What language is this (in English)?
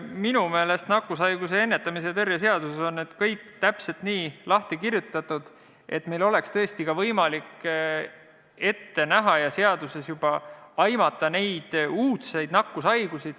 Estonian